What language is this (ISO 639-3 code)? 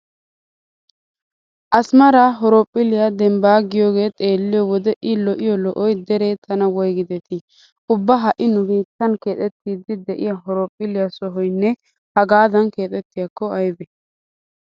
wal